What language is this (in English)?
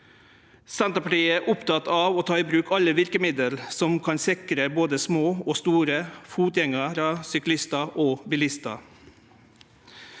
Norwegian